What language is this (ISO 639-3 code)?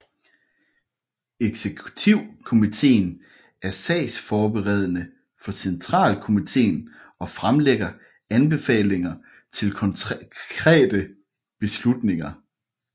dan